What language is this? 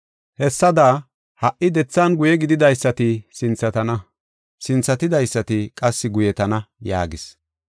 Gofa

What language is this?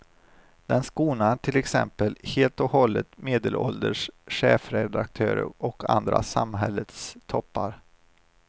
Swedish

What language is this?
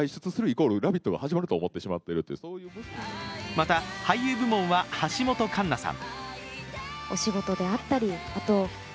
Japanese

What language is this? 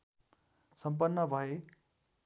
Nepali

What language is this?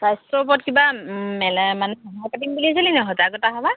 Assamese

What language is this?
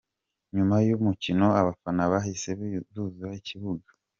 Kinyarwanda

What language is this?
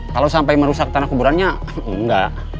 Indonesian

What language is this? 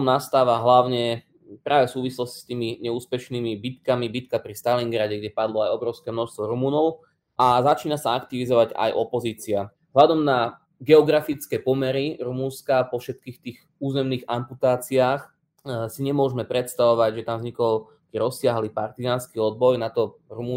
Slovak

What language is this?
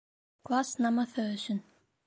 Bashkir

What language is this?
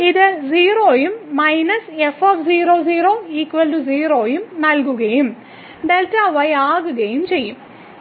Malayalam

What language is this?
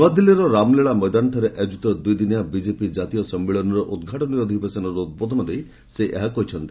Odia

